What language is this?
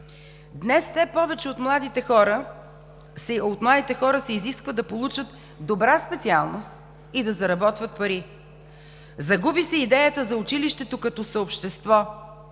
Bulgarian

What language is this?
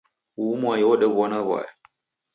Taita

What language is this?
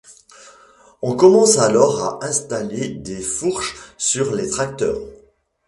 French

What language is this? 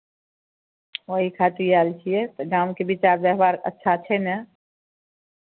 Maithili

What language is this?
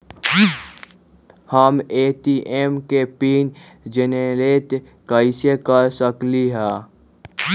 Magahi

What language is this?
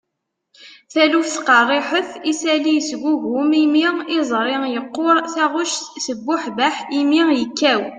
Kabyle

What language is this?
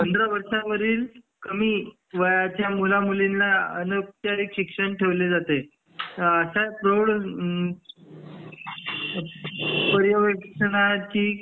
Marathi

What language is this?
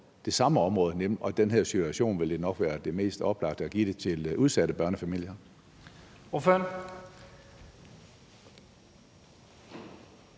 Danish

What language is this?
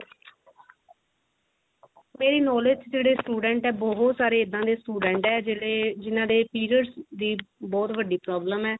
Punjabi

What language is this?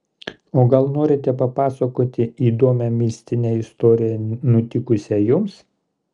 Lithuanian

